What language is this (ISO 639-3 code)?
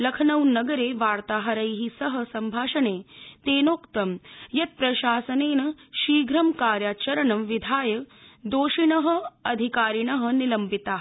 san